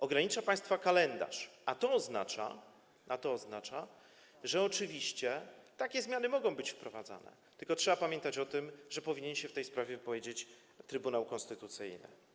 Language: Polish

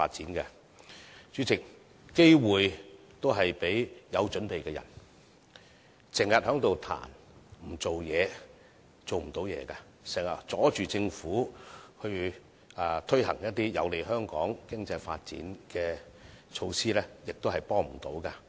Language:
Cantonese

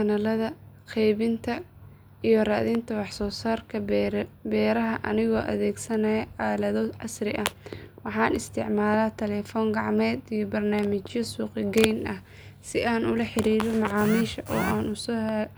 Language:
Somali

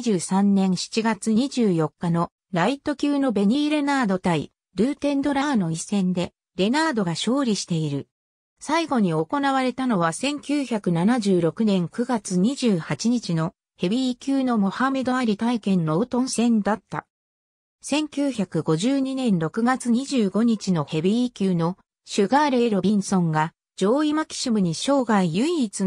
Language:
Japanese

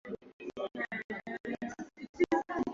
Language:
Swahili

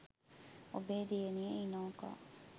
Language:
Sinhala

